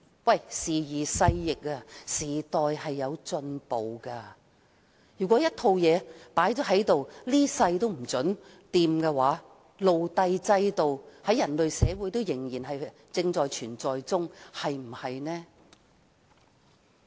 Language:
Cantonese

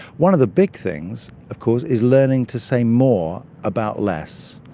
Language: English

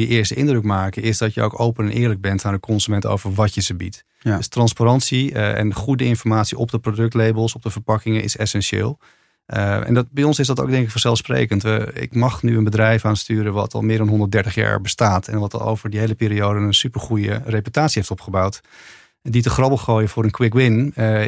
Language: Dutch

